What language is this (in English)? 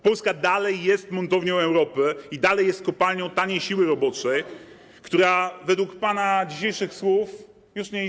Polish